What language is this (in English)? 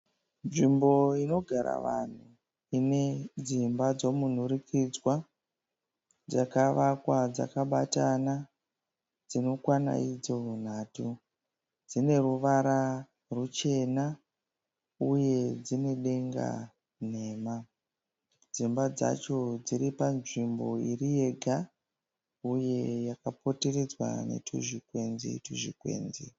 Shona